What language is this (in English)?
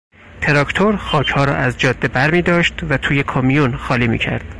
Persian